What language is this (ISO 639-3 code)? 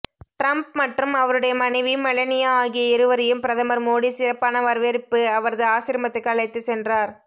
tam